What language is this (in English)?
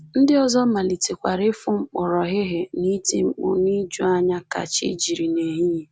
Igbo